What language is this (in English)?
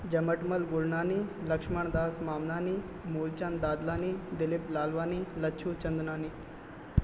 Sindhi